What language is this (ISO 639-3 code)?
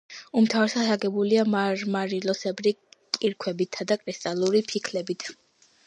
kat